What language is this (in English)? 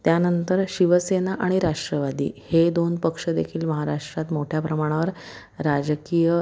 Marathi